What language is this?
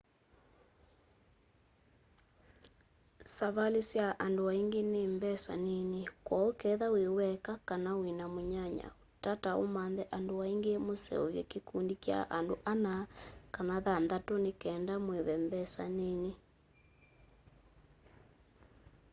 Kamba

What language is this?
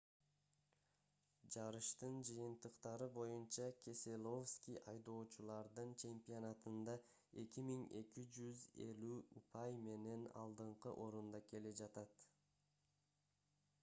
Kyrgyz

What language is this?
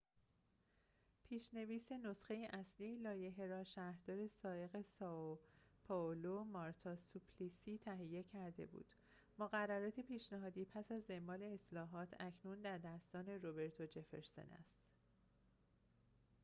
Persian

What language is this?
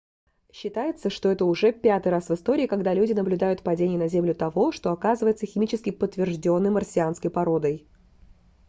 Russian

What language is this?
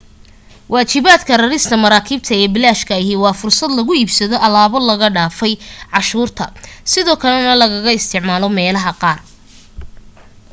Somali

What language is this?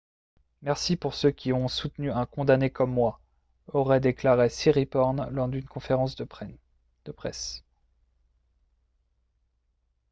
French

